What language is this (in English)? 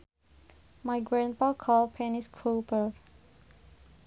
Sundanese